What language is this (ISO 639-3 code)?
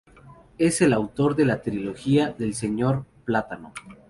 spa